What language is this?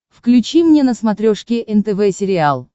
Russian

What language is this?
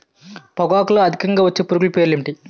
Telugu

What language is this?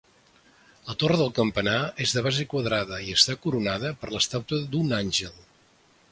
Catalan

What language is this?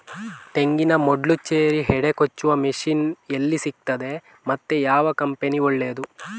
Kannada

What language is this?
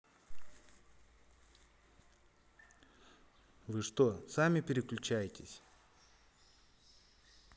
Russian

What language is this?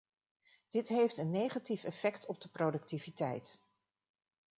Dutch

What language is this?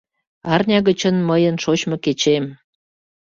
Mari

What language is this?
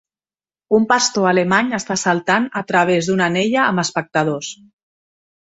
Catalan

